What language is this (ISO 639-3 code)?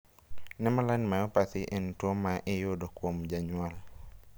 luo